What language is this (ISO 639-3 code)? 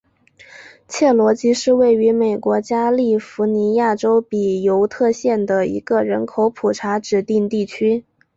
zho